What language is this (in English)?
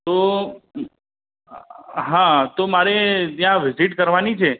Gujarati